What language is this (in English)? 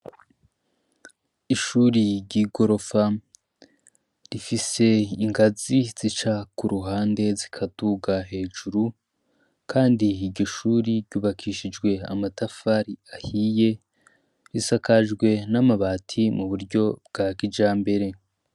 Rundi